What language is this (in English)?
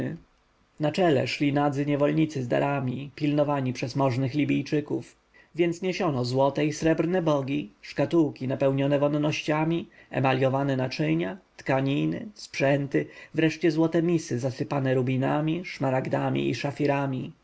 Polish